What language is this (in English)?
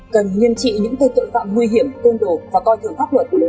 Vietnamese